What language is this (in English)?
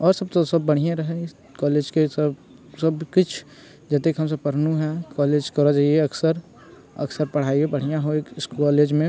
Maithili